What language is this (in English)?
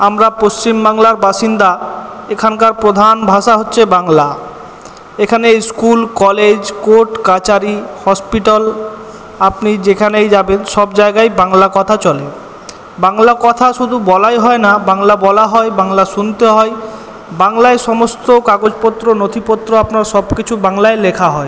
Bangla